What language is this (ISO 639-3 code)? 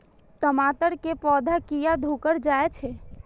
mai